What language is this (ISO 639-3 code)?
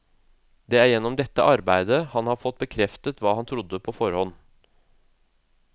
nor